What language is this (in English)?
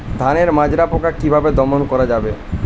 Bangla